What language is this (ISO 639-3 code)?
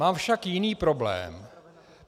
ces